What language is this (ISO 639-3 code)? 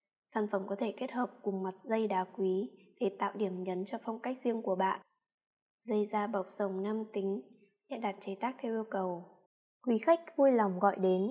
vie